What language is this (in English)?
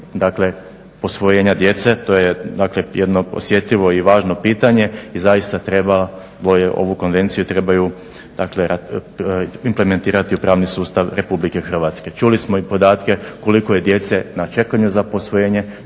Croatian